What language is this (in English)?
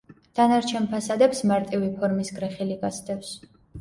Georgian